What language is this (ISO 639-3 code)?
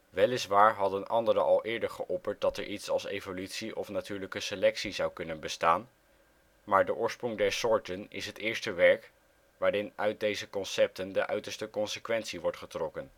nld